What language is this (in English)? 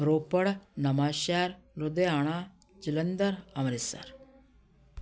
Punjabi